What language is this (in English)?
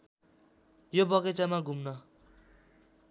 Nepali